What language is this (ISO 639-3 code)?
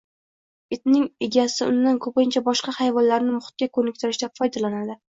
uzb